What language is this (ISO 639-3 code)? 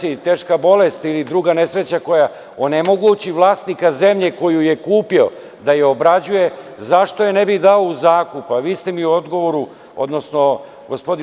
srp